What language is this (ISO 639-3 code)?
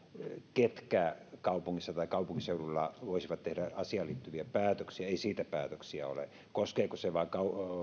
fin